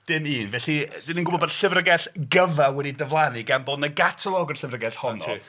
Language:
Welsh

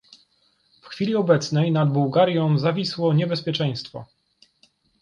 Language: Polish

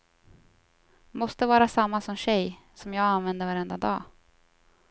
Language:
Swedish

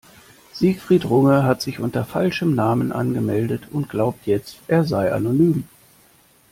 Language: German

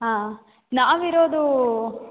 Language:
Kannada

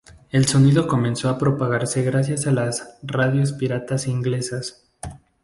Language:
Spanish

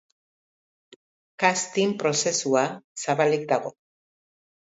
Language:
Basque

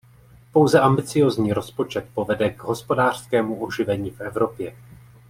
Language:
Czech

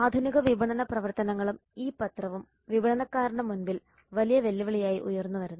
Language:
Malayalam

